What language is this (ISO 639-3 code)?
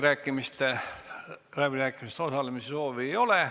est